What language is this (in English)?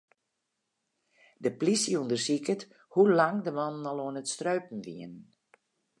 Western Frisian